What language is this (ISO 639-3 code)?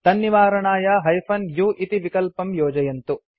san